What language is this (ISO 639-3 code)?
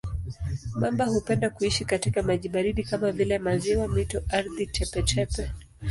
swa